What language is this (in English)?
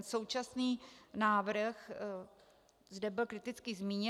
Czech